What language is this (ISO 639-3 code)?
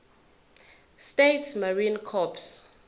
zul